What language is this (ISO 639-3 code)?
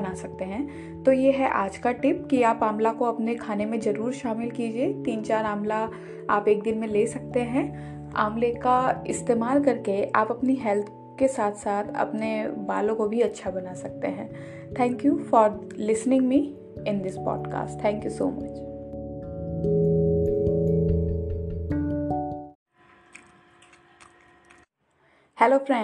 hin